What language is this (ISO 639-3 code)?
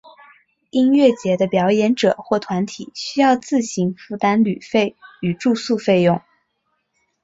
zho